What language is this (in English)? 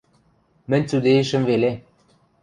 Western Mari